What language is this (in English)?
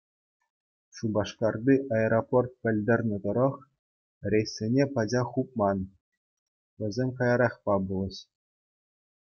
Chuvash